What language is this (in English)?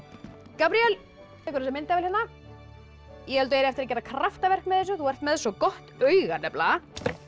Icelandic